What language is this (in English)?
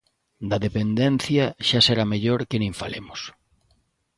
Galician